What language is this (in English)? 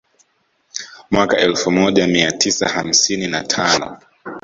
Swahili